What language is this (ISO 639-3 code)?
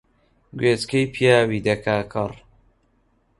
ckb